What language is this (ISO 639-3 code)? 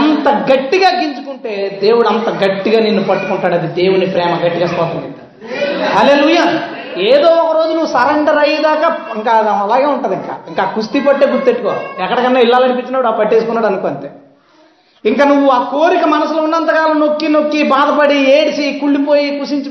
tel